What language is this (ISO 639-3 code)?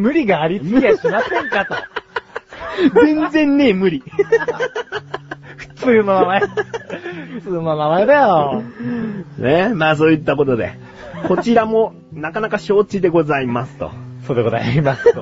jpn